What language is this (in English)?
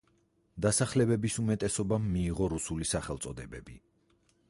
Georgian